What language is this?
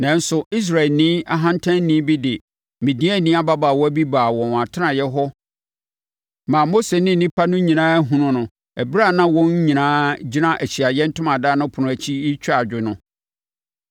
Akan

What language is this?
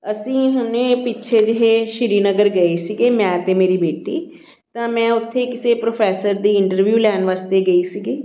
Punjabi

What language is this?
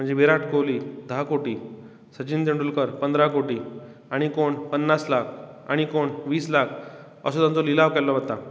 Konkani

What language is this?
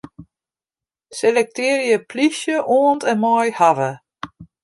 Western Frisian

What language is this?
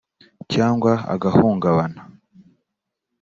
Kinyarwanda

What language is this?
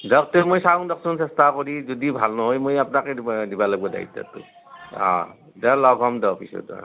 Assamese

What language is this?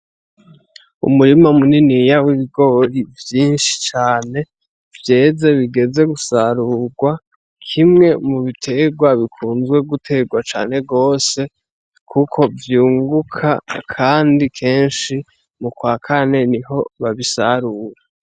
Rundi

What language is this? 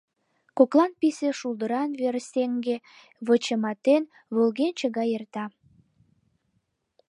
Mari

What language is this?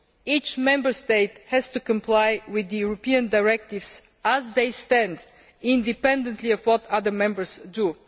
English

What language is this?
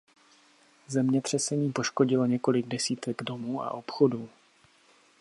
Czech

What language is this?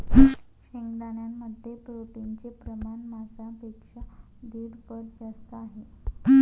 Marathi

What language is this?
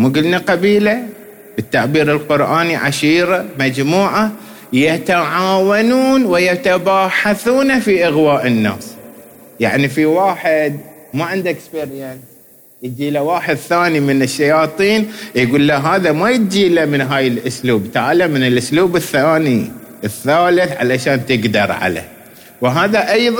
Arabic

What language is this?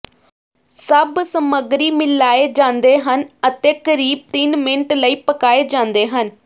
Punjabi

